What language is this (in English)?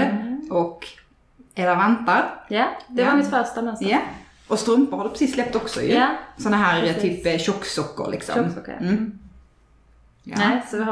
Swedish